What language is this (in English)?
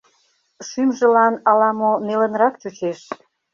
Mari